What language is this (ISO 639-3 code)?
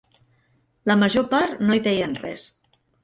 cat